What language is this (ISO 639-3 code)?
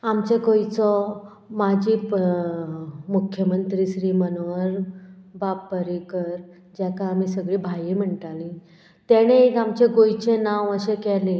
kok